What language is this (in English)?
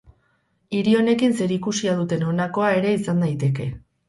Basque